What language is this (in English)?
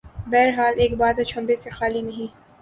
Urdu